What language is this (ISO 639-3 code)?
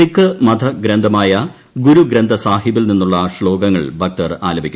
mal